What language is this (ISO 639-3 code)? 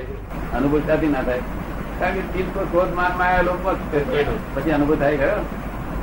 guj